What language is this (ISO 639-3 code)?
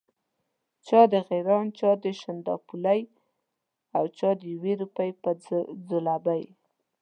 pus